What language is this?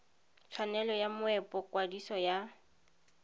Tswana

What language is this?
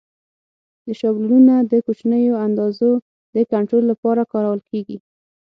Pashto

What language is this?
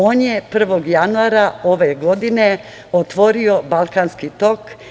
Serbian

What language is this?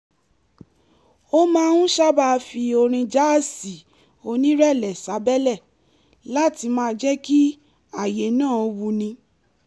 Yoruba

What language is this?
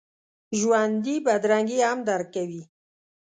Pashto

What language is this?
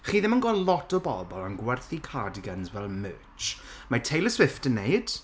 Welsh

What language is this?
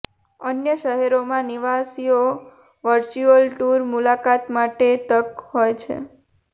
Gujarati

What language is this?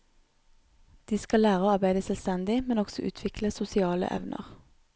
Norwegian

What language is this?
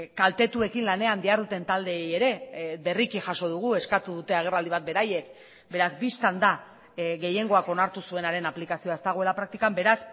Basque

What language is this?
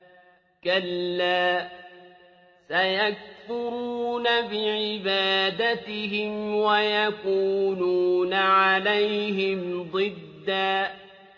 Arabic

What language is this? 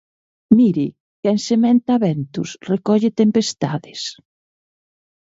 Galician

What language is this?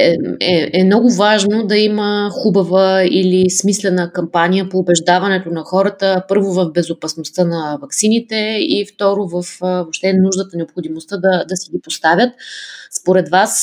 Bulgarian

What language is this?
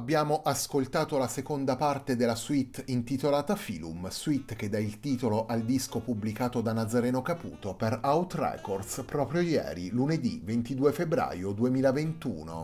Italian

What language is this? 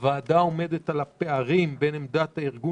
Hebrew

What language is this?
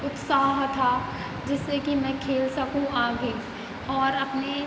Hindi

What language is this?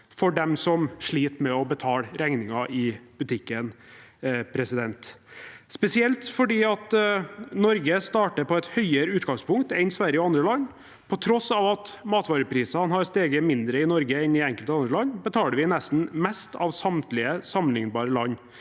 Norwegian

